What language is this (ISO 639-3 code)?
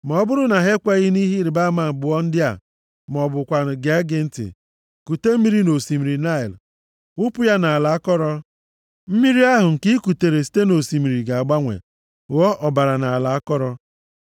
ibo